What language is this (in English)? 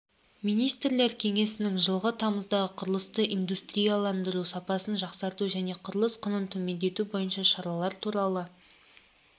Kazakh